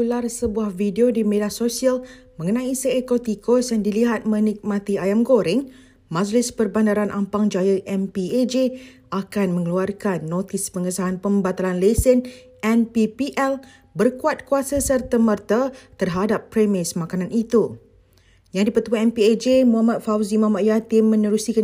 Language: Malay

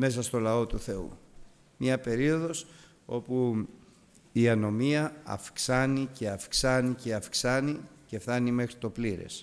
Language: Greek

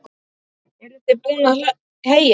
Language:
Icelandic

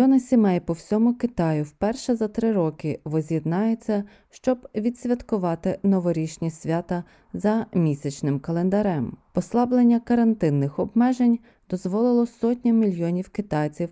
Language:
Ukrainian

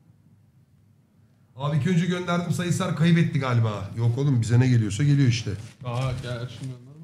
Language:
Turkish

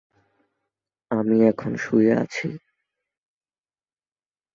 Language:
Bangla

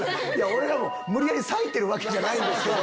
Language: Japanese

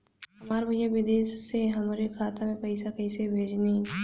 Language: Bhojpuri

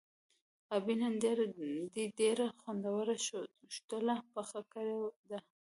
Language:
Pashto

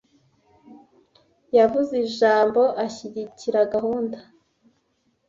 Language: Kinyarwanda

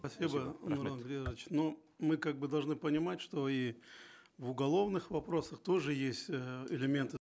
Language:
Kazakh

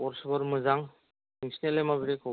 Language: Bodo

